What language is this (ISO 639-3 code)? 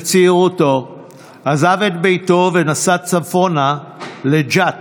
heb